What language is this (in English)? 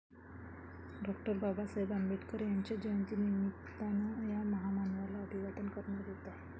Marathi